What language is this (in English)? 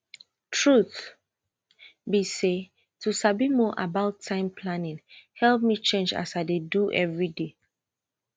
Nigerian Pidgin